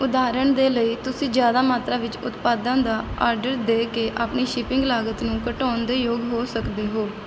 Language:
Punjabi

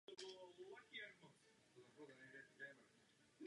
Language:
Czech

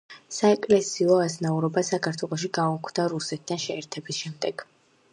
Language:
Georgian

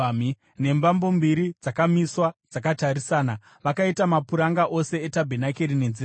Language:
Shona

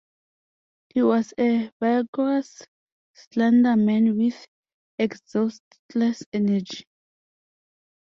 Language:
English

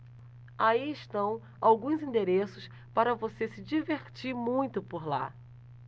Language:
Portuguese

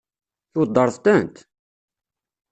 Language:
Kabyle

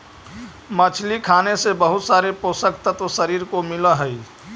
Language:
Magahi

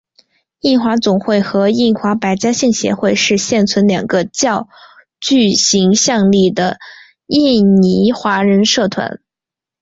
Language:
Chinese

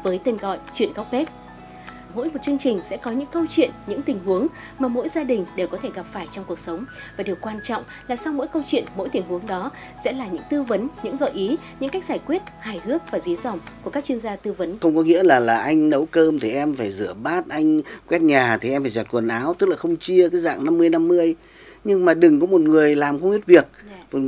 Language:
Vietnamese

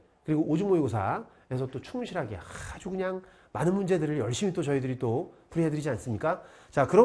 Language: Korean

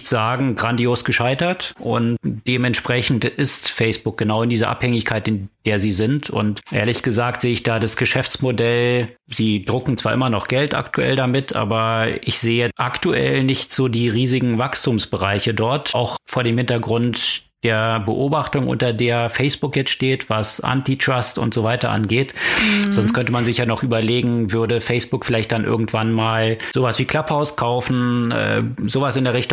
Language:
German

